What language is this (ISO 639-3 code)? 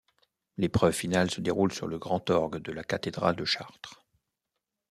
fra